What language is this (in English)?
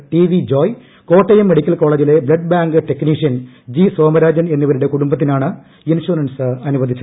Malayalam